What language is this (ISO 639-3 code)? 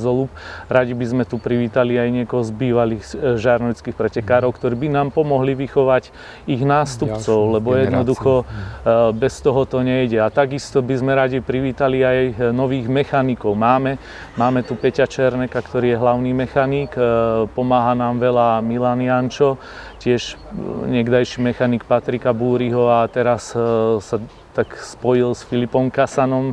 slk